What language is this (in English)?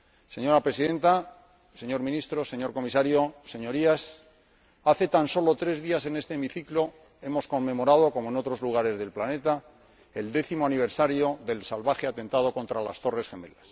Spanish